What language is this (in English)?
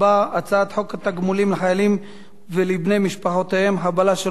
Hebrew